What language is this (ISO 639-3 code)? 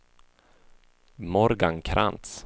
swe